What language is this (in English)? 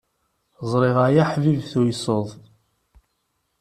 Kabyle